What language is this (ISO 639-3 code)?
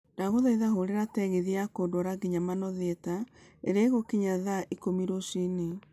kik